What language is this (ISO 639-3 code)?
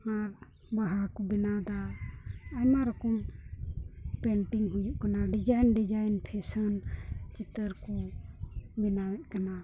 sat